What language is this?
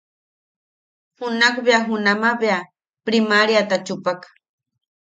Yaqui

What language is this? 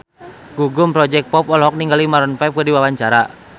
Sundanese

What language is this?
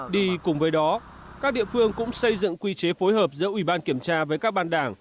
Vietnamese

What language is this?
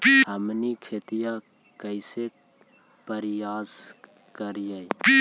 Magahi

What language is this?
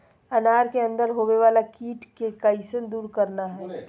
Magahi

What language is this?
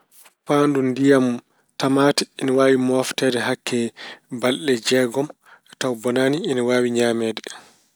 Fula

